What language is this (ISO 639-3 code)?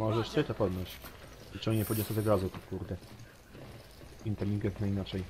pol